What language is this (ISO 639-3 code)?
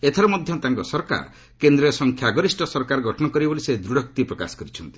ori